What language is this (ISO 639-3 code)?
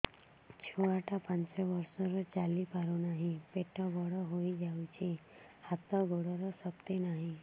ori